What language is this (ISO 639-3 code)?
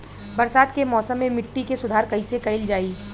bho